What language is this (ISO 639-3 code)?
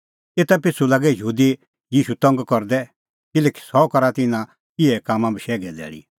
kfx